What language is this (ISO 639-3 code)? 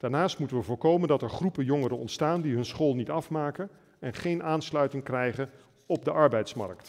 nld